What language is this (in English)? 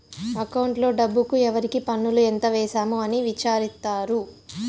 Telugu